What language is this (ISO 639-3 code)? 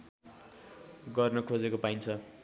nep